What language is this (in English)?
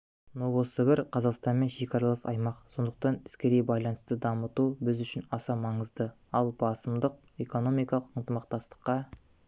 Kazakh